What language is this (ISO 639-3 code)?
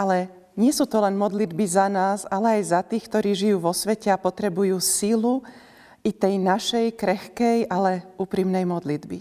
slk